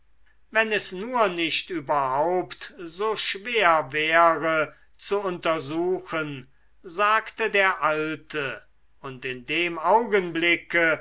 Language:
German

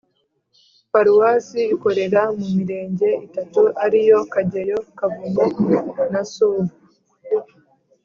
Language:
Kinyarwanda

